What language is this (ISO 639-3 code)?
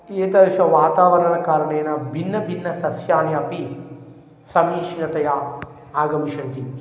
san